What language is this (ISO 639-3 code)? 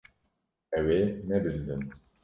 kur